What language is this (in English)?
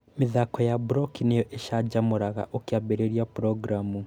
Kikuyu